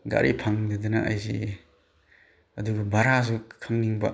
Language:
Manipuri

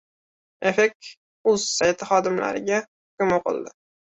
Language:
Uzbek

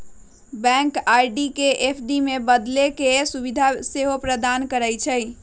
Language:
Magahi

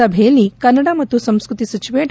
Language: Kannada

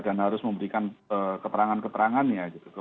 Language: Indonesian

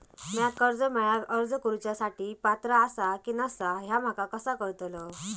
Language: Marathi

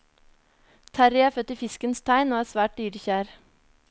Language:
Norwegian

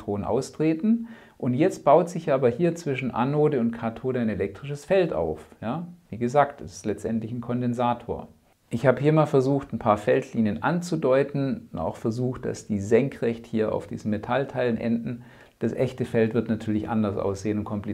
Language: German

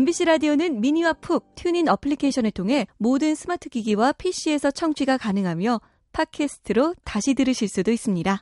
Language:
Korean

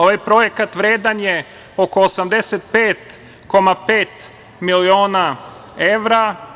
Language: Serbian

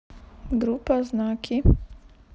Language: Russian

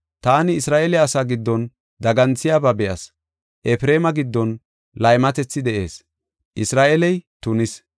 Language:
Gofa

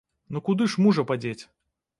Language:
Belarusian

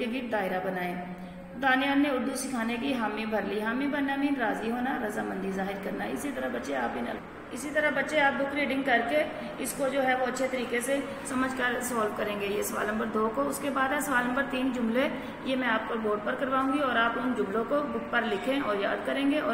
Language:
Hindi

